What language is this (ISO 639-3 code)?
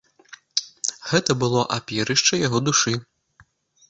bel